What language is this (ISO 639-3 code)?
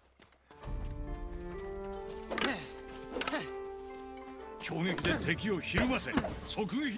jpn